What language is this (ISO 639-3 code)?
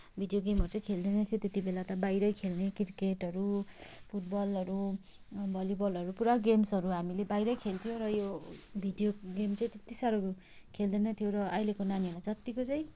nep